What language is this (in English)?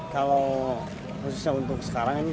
Indonesian